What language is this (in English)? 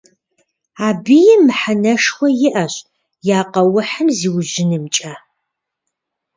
Kabardian